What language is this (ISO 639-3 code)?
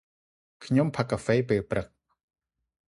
khm